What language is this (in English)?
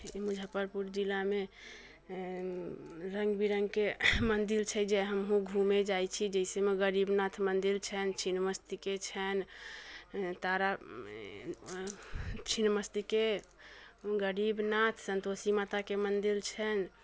Maithili